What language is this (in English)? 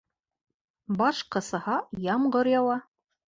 Bashkir